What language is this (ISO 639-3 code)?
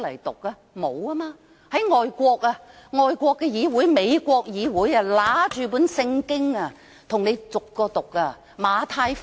yue